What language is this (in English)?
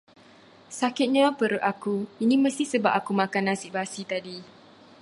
Malay